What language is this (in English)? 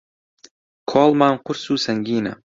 Central Kurdish